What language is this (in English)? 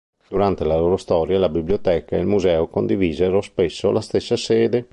Italian